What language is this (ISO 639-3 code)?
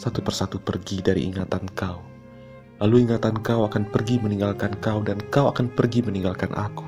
ind